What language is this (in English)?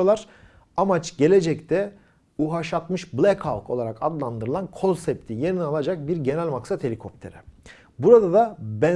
Turkish